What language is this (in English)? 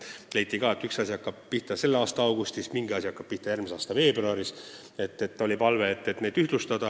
Estonian